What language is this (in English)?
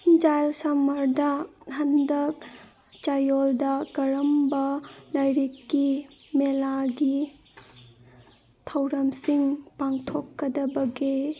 Manipuri